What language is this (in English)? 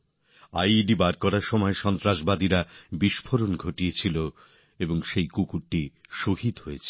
Bangla